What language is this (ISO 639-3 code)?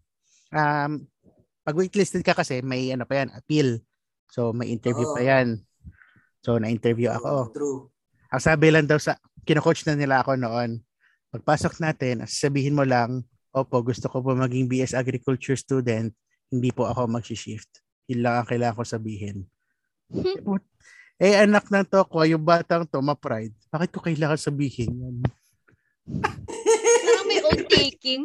fil